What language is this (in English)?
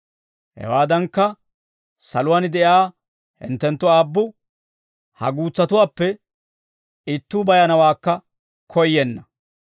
Dawro